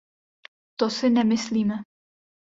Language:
Czech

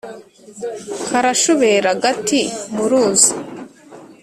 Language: Kinyarwanda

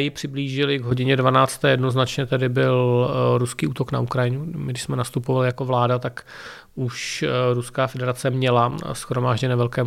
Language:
Czech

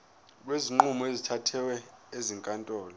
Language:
Zulu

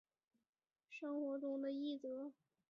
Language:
Chinese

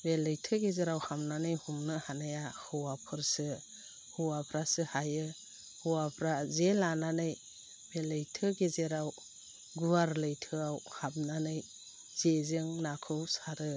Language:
Bodo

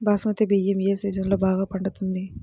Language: Telugu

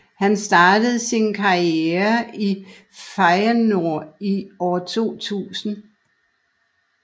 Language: Danish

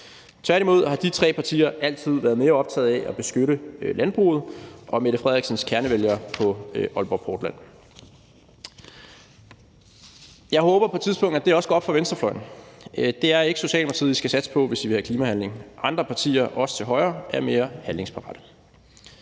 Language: Danish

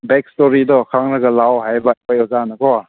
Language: Manipuri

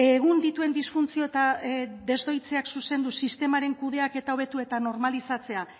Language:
Basque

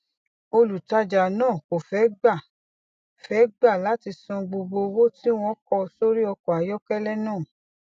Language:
Yoruba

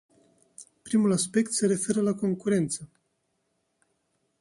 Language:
Romanian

